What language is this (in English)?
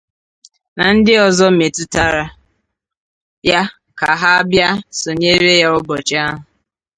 Igbo